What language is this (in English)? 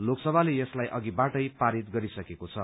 Nepali